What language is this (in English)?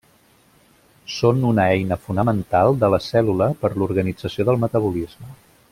Catalan